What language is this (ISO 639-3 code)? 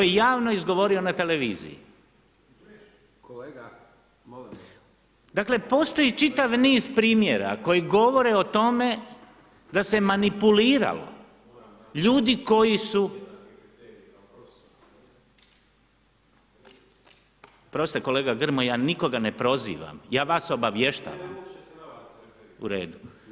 hrv